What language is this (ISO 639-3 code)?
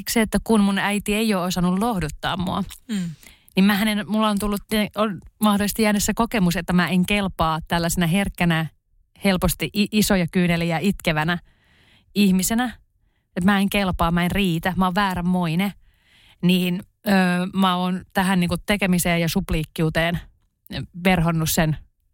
fin